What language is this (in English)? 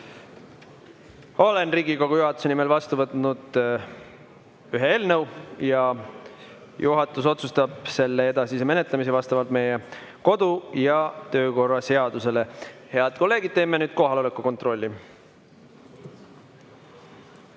Estonian